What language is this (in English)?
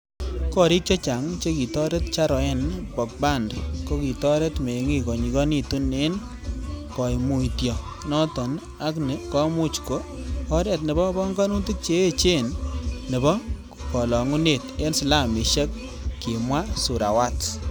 Kalenjin